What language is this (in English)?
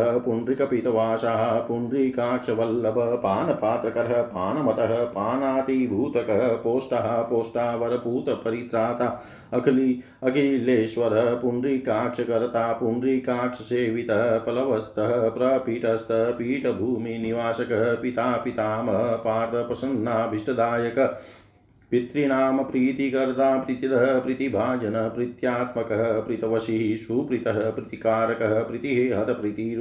Hindi